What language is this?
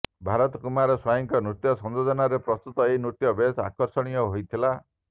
Odia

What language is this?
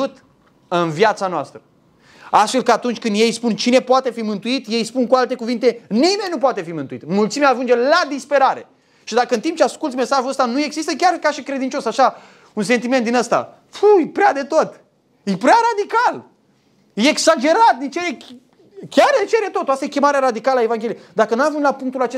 Romanian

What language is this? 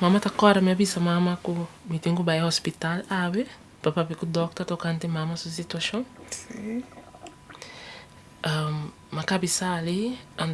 Dutch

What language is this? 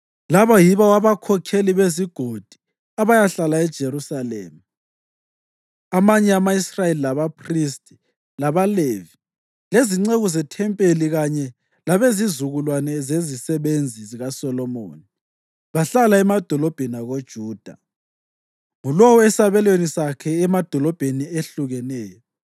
North Ndebele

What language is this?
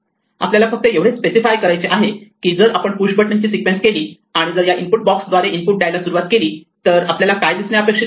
Marathi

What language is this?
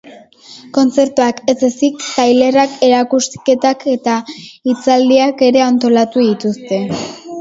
Basque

